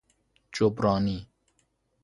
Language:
Persian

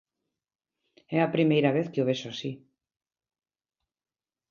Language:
Galician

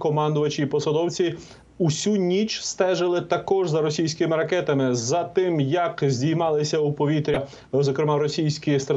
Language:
Ukrainian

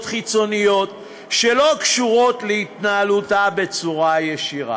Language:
Hebrew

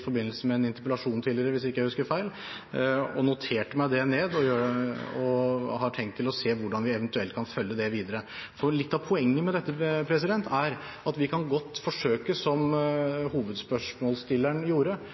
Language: Norwegian Bokmål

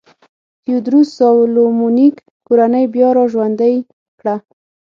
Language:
Pashto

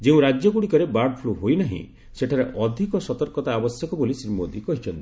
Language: Odia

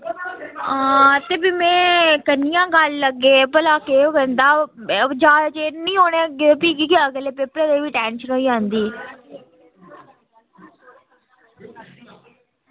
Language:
Dogri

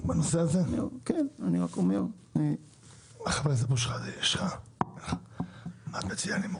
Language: Hebrew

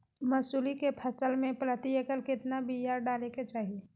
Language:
Magahi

